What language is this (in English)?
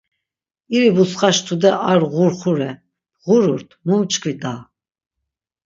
Laz